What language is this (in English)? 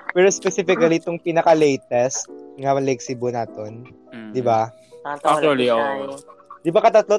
Filipino